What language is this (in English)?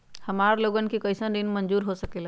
Magahi